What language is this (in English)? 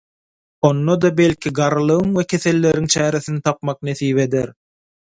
Turkmen